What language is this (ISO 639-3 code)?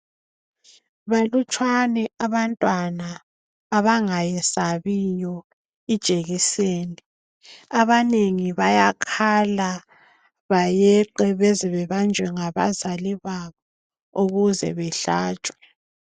nde